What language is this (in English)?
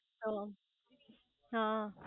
Gujarati